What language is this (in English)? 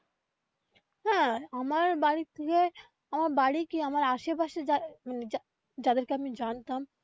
Bangla